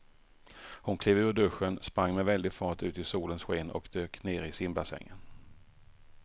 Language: Swedish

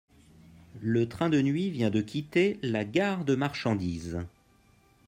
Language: French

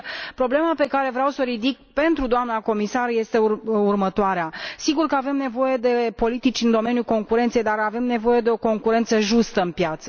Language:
Romanian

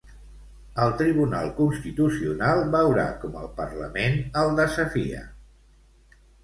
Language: Catalan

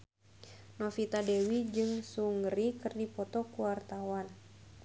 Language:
Sundanese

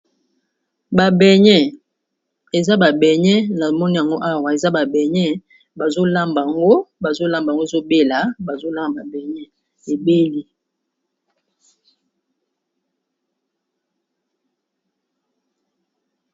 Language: Lingala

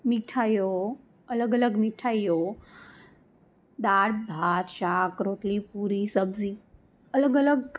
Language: Gujarati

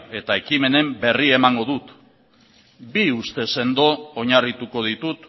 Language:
Basque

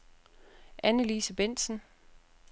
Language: Danish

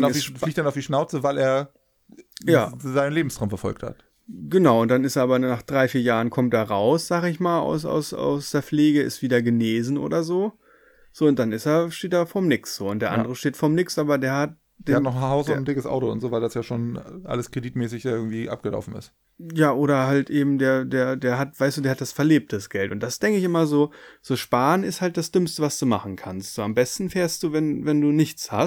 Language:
German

